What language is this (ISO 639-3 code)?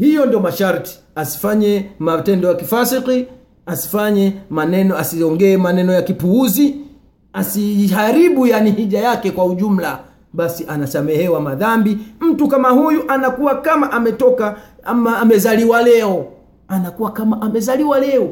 swa